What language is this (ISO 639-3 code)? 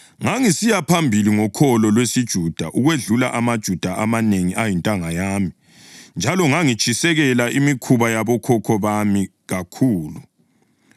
nde